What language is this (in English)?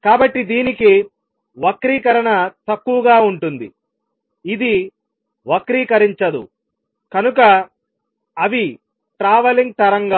Telugu